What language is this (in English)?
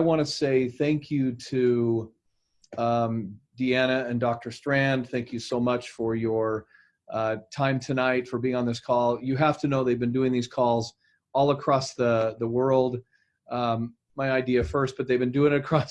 English